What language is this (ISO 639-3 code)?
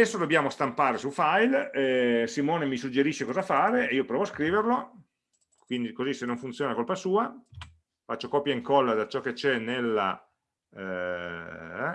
ita